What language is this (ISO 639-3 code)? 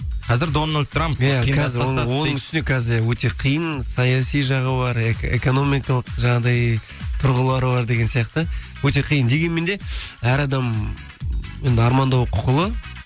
kaz